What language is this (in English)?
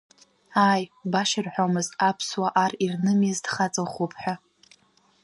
Abkhazian